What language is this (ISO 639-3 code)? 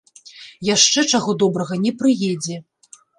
bel